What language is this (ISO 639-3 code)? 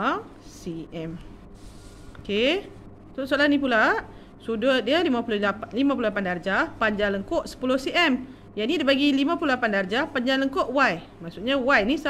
msa